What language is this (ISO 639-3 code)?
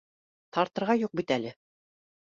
bak